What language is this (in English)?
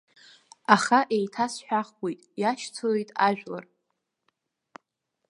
Abkhazian